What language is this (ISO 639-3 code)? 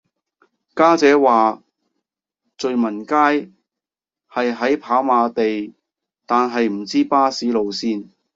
yue